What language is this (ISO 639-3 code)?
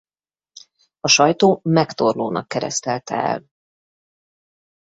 hun